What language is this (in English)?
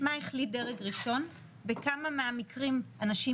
Hebrew